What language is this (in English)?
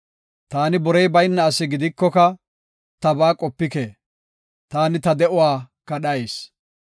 Gofa